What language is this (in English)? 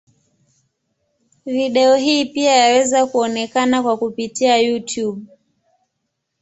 Swahili